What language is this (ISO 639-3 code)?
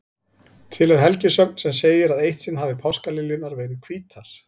isl